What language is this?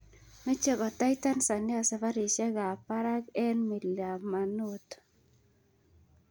Kalenjin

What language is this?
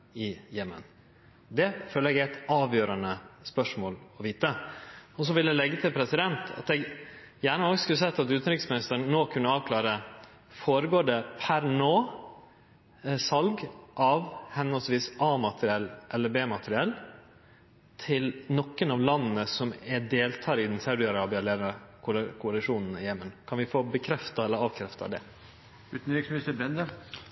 Norwegian Nynorsk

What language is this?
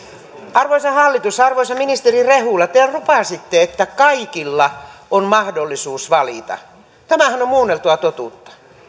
Finnish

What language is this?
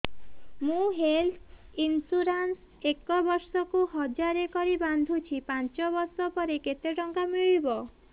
Odia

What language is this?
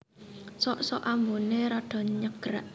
Javanese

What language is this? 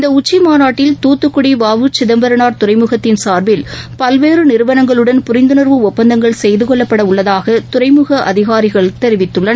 Tamil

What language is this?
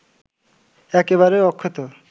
Bangla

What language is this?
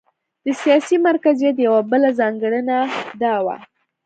Pashto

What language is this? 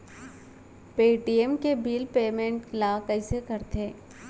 Chhattisgarhi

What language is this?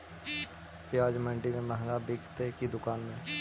Magahi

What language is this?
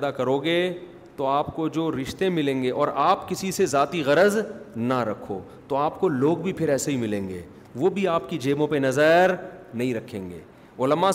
Urdu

